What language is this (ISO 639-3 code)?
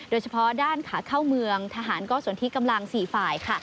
tha